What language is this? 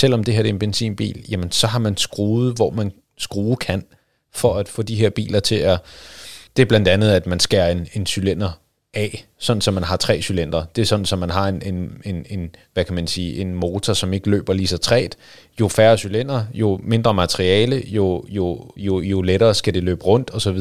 Danish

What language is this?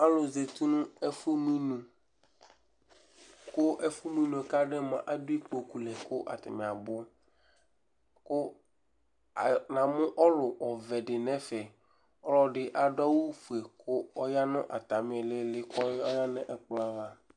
Ikposo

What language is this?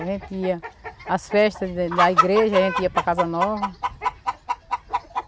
Portuguese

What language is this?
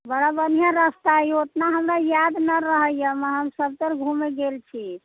Maithili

